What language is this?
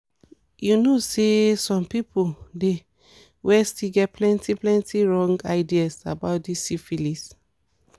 Nigerian Pidgin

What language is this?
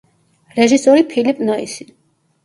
Georgian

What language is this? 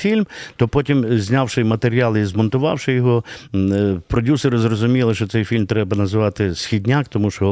Ukrainian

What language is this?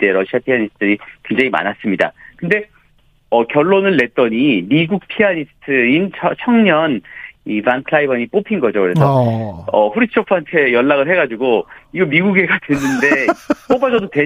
Korean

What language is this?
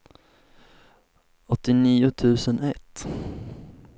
Swedish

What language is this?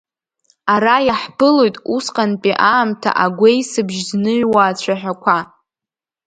Abkhazian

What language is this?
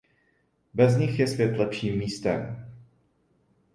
Czech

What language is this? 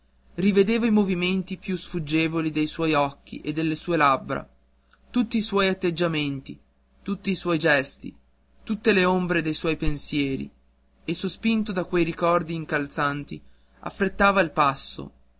Italian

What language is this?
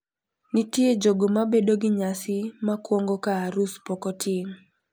Luo (Kenya and Tanzania)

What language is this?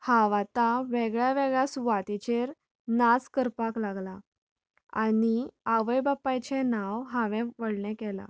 Konkani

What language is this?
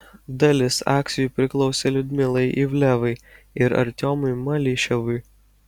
Lithuanian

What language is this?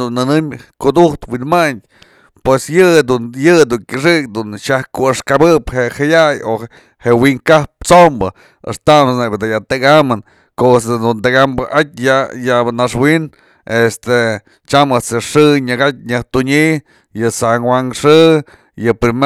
Mazatlán Mixe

